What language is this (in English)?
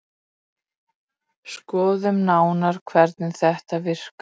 Icelandic